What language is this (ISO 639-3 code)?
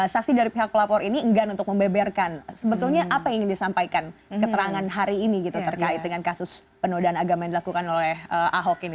ind